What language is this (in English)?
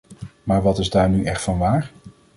Dutch